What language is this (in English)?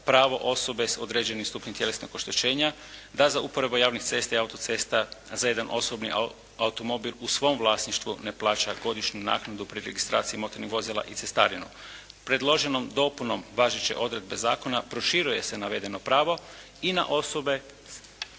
Croatian